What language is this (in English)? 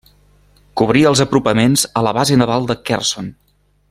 Catalan